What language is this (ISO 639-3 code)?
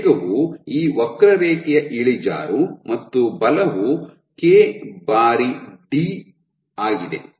kan